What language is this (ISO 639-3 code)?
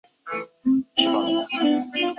zho